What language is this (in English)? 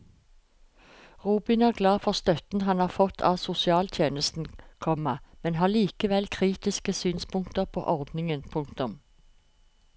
Norwegian